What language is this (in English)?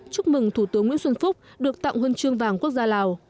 Vietnamese